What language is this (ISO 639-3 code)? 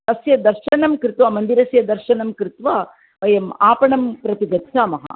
san